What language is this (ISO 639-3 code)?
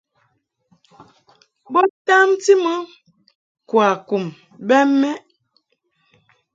mhk